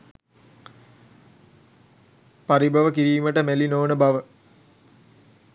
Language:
Sinhala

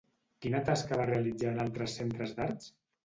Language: Catalan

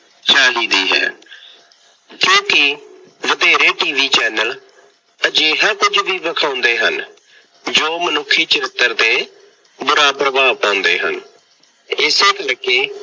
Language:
Punjabi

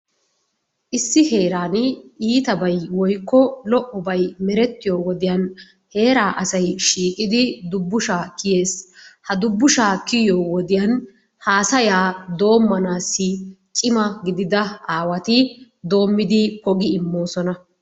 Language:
Wolaytta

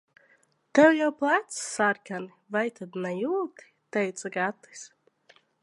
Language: Latvian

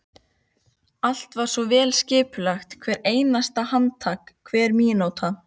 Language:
Icelandic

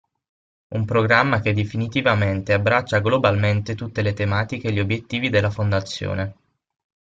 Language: Italian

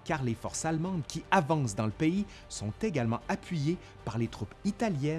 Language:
French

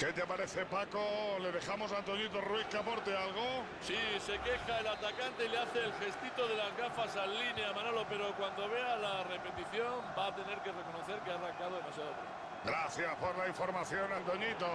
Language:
Spanish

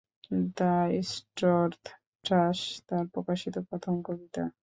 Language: Bangla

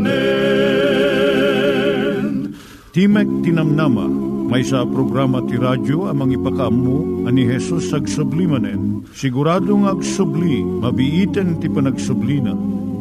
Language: Filipino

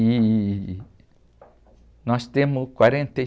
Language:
Portuguese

